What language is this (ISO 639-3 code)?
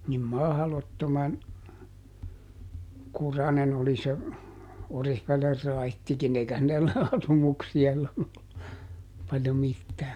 fin